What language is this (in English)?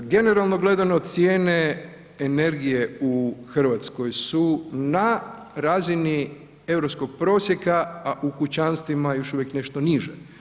Croatian